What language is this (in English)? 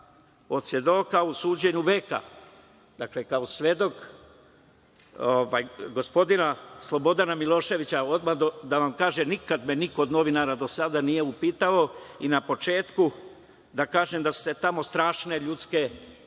Serbian